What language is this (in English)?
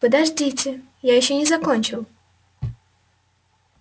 Russian